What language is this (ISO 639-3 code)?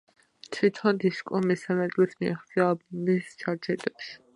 kat